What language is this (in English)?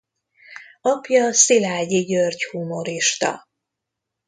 Hungarian